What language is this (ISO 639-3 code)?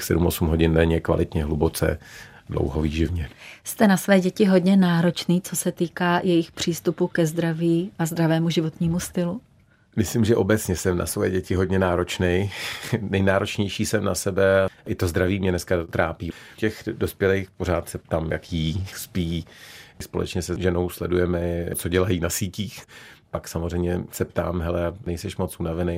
ces